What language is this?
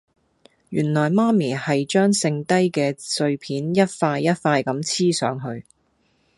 Cantonese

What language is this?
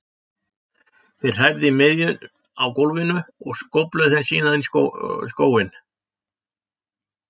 Icelandic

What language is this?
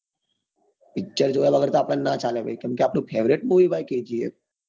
Gujarati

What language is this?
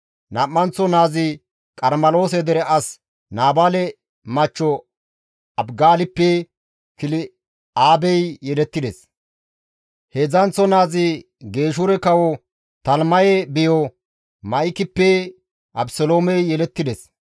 Gamo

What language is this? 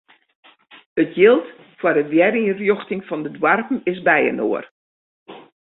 Western Frisian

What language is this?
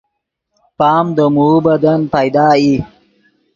Yidgha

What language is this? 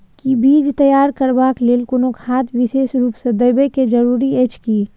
Maithili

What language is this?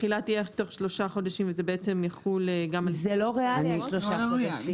Hebrew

